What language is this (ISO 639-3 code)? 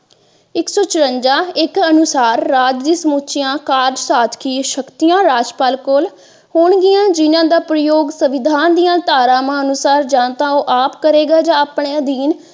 pan